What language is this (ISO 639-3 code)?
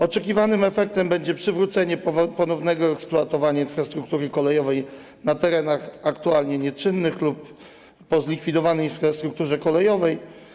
pol